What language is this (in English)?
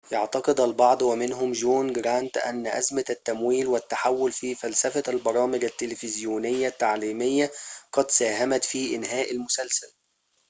Arabic